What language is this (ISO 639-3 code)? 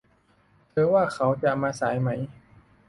tha